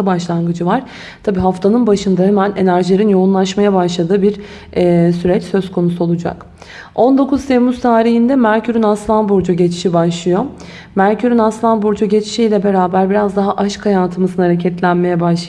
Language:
Turkish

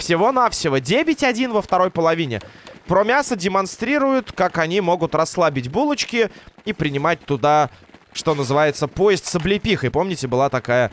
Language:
Russian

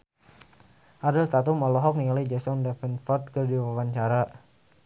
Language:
Sundanese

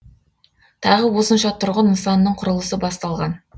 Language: Kazakh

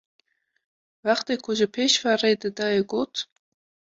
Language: Kurdish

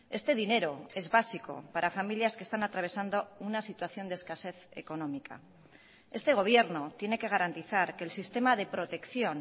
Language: Spanish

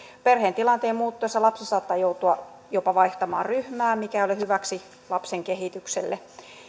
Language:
Finnish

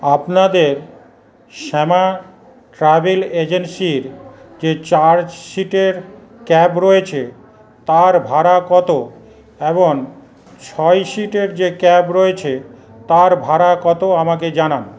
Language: Bangla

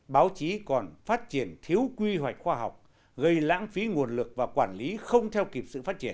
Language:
Vietnamese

